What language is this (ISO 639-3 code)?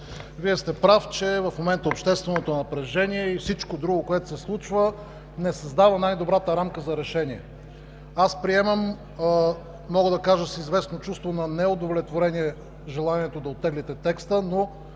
bul